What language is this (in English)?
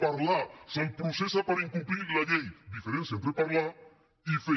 Catalan